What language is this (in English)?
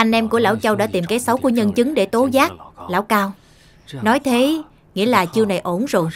Vietnamese